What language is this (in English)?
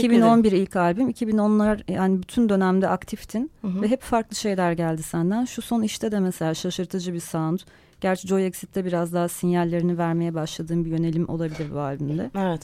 Turkish